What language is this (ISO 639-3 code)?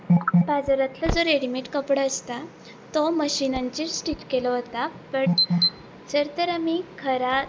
kok